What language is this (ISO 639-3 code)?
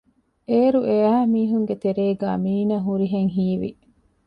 div